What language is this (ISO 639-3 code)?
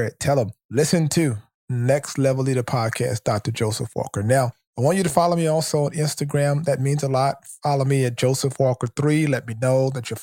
eng